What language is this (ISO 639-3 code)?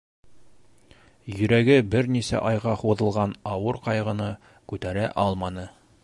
bak